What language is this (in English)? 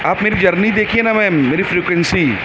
Urdu